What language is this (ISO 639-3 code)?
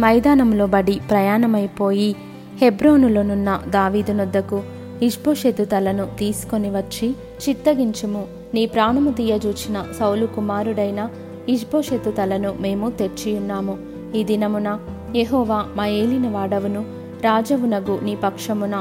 tel